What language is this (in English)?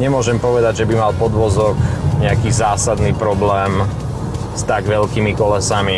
Slovak